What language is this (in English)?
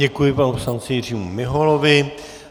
Czech